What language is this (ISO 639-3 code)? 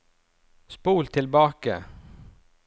nor